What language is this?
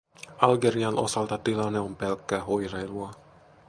Finnish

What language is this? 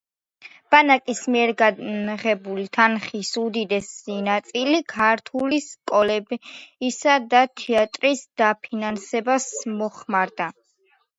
Georgian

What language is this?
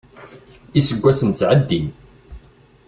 Kabyle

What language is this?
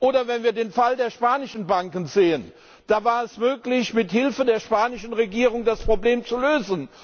German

